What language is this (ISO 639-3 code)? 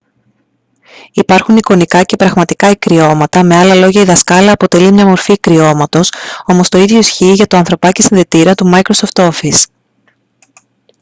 ell